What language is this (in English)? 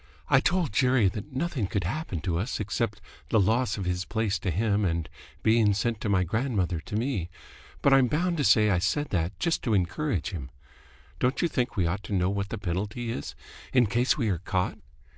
English